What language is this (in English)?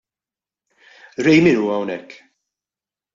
Maltese